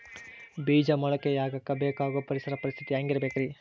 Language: Kannada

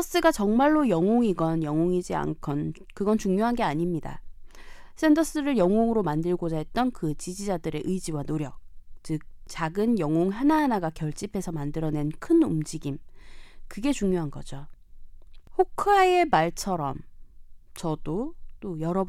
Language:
Korean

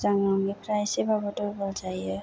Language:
Bodo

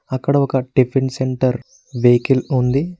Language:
Telugu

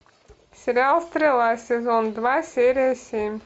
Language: Russian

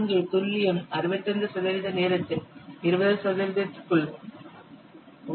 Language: Tamil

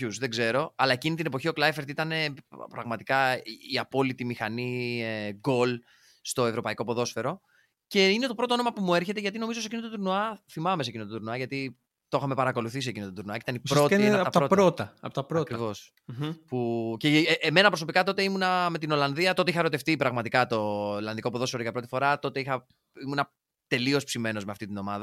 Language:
Greek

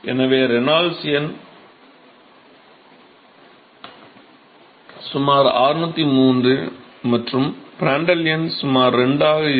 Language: Tamil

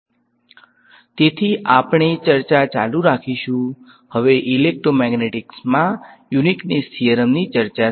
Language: Gujarati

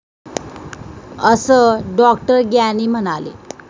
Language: Marathi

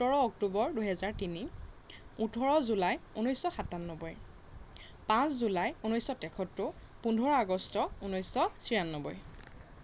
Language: Assamese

